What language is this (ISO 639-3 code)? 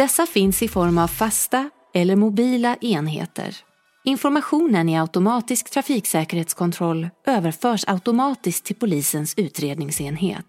swe